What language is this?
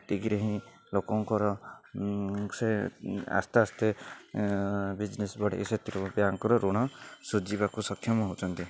Odia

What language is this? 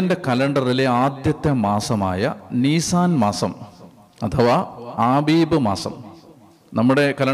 Malayalam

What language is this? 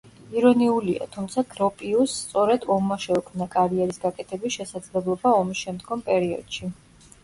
Georgian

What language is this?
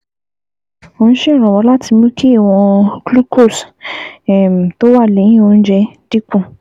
Yoruba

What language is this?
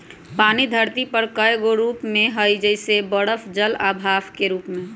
Magahi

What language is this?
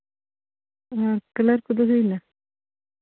Santali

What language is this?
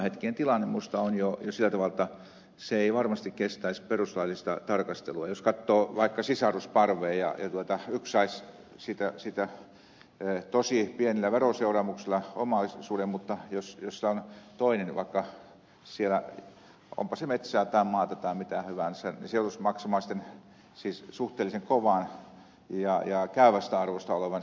Finnish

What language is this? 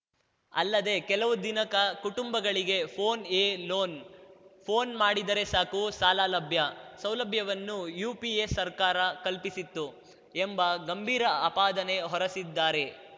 Kannada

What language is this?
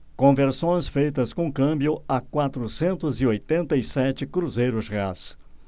Portuguese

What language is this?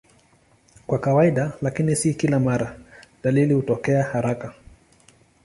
Swahili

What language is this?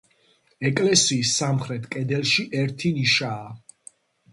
Georgian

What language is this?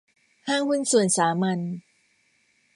Thai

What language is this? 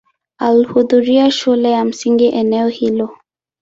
Swahili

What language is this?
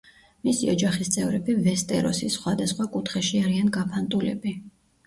Georgian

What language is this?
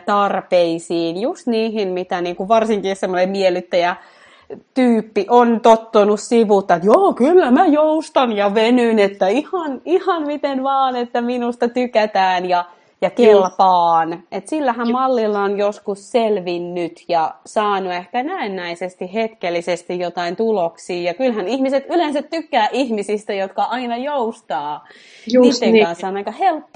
Finnish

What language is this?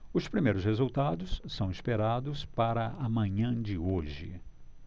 Portuguese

